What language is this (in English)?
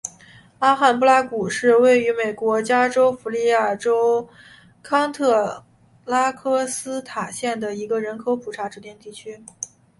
Chinese